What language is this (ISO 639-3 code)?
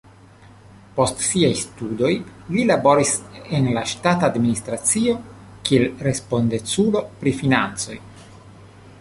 epo